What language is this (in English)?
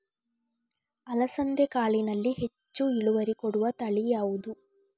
Kannada